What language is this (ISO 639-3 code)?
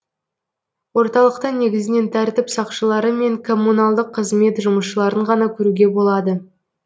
kaz